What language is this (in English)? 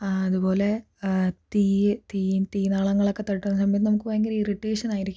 Malayalam